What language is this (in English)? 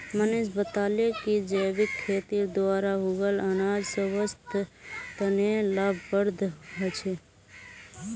Magahi